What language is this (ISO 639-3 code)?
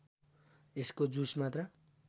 nep